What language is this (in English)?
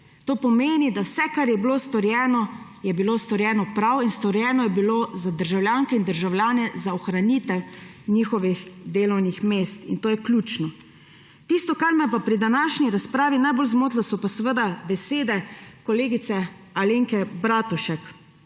Slovenian